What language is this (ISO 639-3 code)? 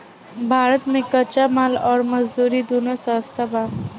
bho